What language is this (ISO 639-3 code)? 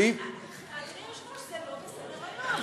heb